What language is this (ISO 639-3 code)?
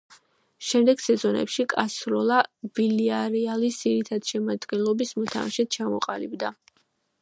kat